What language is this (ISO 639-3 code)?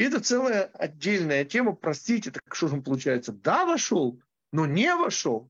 rus